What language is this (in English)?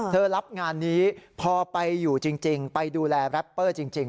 Thai